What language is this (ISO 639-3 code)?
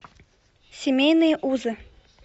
rus